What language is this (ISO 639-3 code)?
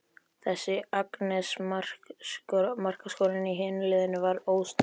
isl